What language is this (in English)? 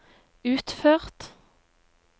Norwegian